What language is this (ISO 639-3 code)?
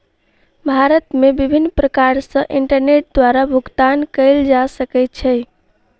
mai